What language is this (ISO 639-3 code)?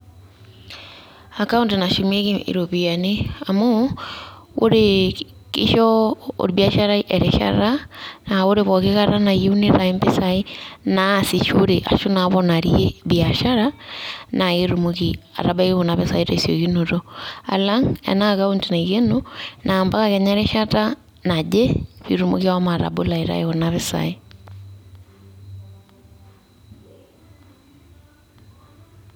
mas